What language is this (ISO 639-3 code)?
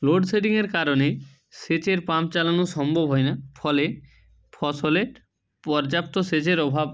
ben